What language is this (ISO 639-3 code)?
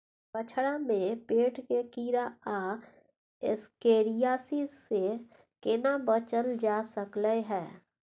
mai